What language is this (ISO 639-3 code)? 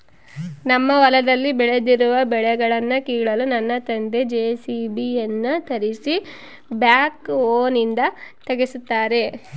kan